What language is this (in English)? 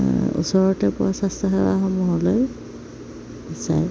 Assamese